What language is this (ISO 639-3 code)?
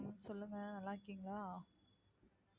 tam